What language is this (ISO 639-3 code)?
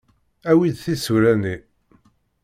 kab